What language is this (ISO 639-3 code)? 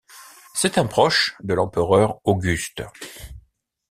fra